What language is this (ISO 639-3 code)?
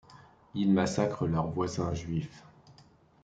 fra